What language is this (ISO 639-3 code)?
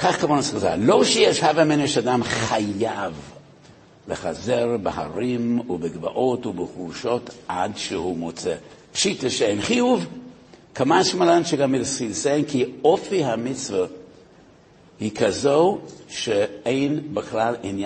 heb